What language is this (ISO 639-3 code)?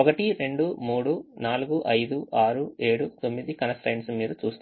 tel